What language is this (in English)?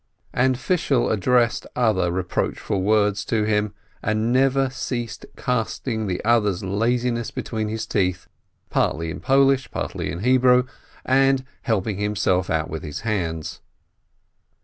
English